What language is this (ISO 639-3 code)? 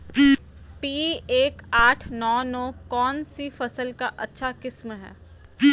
mag